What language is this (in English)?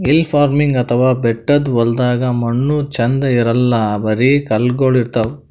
Kannada